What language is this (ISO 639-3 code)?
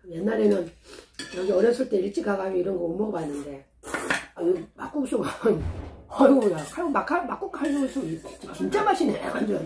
kor